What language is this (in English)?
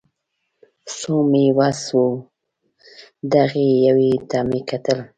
Pashto